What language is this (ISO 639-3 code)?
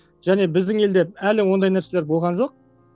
kaz